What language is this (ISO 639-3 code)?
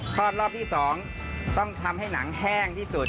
tha